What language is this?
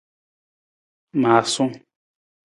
Nawdm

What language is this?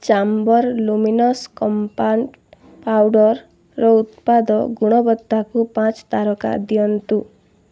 Odia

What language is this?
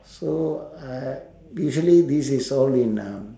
English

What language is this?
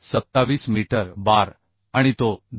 Marathi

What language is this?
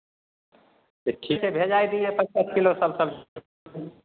Maithili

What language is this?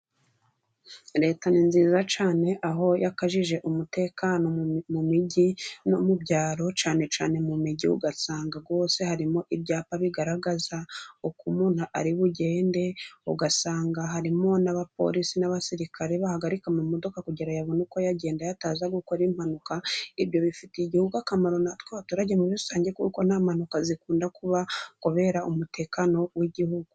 Kinyarwanda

